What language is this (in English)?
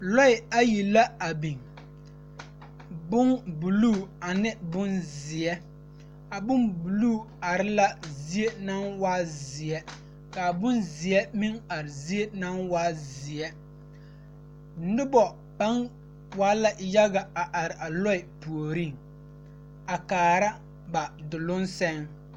Southern Dagaare